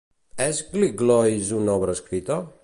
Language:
Catalan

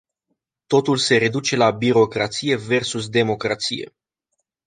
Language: Romanian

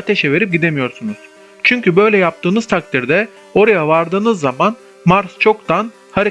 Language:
Turkish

